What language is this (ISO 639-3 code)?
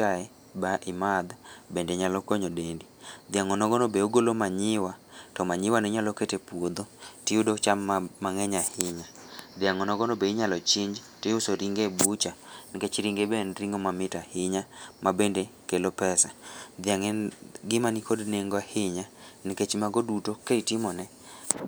luo